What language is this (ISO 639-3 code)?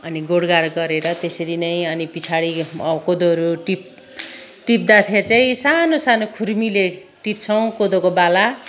nep